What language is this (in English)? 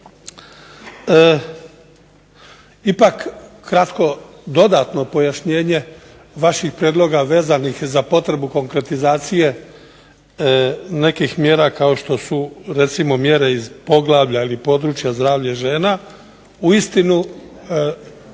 Croatian